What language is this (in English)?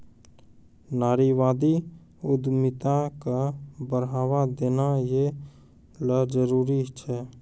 Maithili